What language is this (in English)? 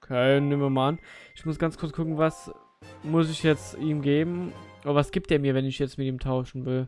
German